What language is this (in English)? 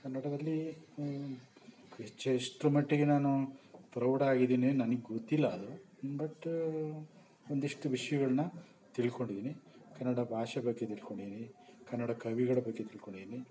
Kannada